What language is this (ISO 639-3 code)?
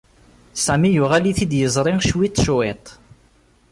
kab